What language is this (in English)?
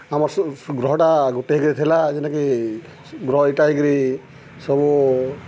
Odia